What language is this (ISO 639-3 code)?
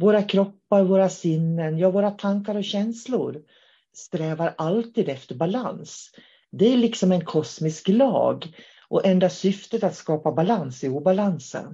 swe